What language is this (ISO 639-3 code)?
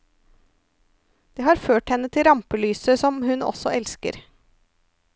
nor